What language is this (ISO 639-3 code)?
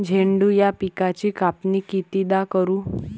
mar